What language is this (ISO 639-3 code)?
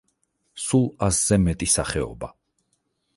kat